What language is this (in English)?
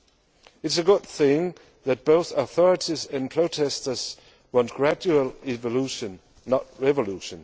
English